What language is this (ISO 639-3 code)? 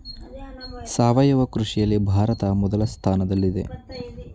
kan